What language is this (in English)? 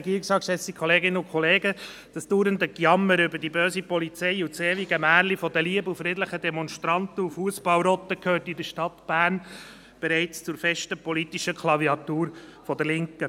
Swiss German